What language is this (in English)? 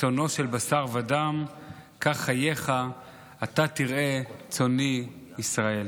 Hebrew